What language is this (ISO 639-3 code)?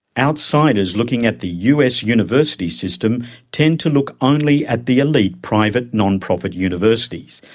eng